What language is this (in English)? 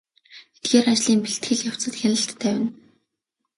Mongolian